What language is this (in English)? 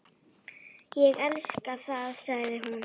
Icelandic